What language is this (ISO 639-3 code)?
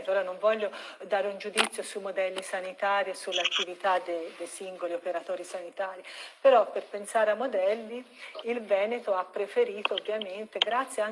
ita